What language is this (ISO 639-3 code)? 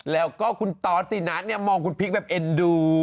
tha